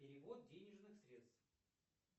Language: Russian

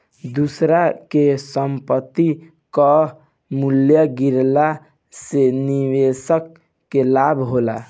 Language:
Bhojpuri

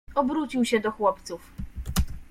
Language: Polish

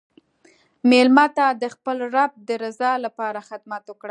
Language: Pashto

